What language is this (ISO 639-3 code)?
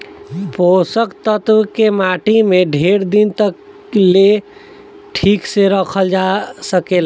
bho